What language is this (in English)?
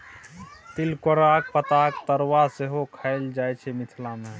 Maithili